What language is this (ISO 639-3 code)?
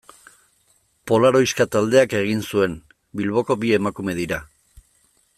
eus